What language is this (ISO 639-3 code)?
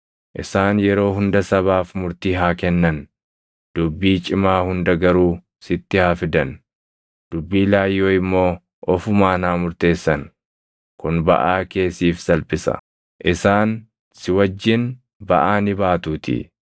orm